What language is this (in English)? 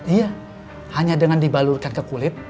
Indonesian